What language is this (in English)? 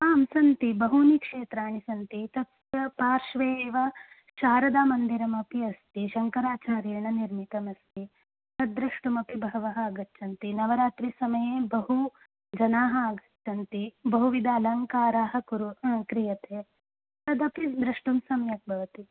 Sanskrit